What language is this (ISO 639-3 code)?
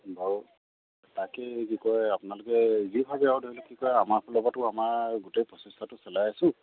asm